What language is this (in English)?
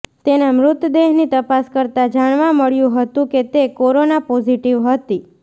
Gujarati